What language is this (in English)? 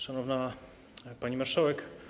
Polish